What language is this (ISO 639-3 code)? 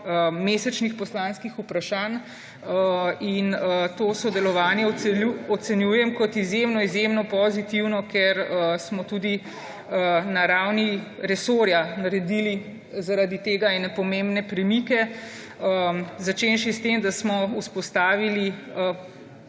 slv